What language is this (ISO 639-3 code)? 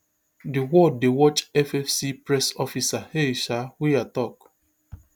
pcm